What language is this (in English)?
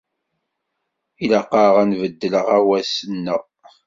Kabyle